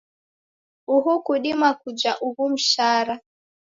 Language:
Taita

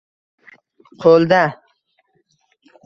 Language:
Uzbek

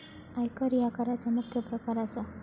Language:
Marathi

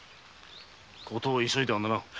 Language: Japanese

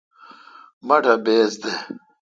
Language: Kalkoti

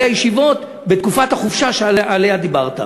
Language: Hebrew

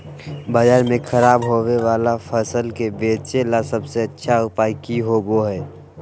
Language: Magahi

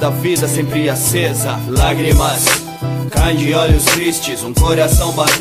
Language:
Portuguese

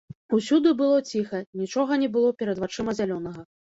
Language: Belarusian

